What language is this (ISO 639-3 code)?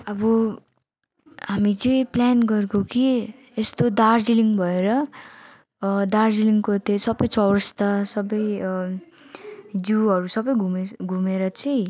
nep